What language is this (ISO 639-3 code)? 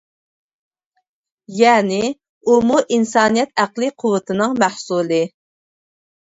uig